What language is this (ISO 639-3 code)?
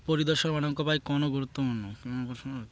ori